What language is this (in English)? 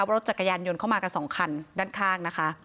Thai